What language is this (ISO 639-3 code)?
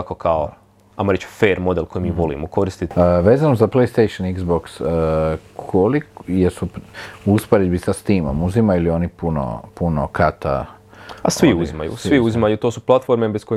hrv